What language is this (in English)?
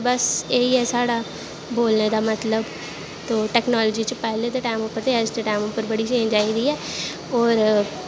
Dogri